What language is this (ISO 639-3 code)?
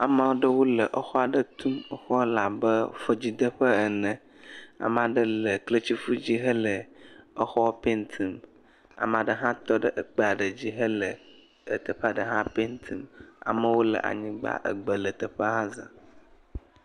ewe